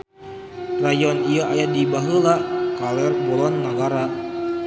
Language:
Sundanese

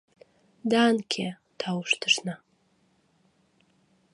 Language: Mari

